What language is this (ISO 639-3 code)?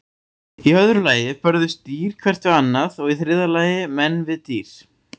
isl